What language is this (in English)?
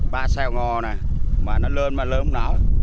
Vietnamese